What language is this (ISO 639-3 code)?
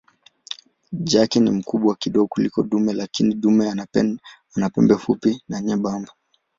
swa